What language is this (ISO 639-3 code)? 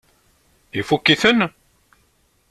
kab